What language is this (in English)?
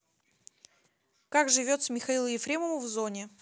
Russian